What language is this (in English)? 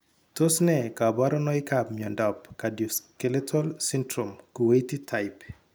Kalenjin